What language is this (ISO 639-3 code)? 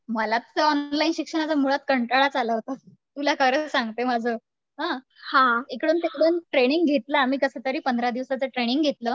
mar